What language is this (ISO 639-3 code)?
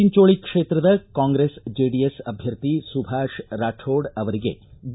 kan